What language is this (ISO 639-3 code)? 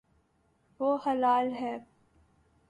urd